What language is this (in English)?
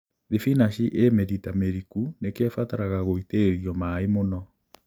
Kikuyu